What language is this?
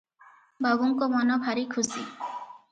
Odia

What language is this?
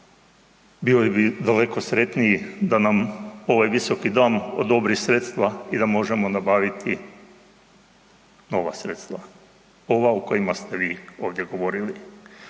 Croatian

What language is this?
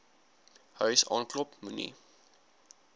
Afrikaans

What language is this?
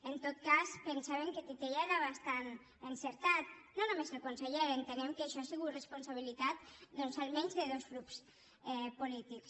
Catalan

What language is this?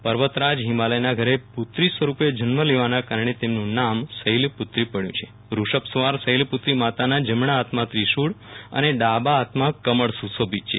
Gujarati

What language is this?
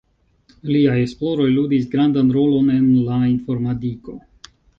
Esperanto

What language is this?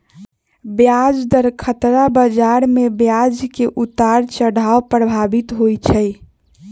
Magahi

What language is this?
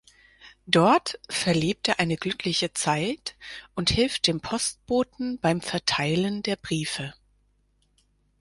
German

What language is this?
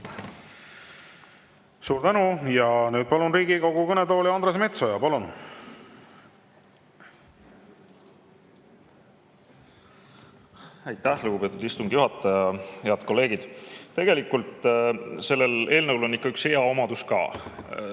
Estonian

